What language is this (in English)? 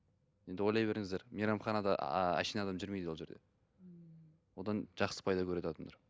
Kazakh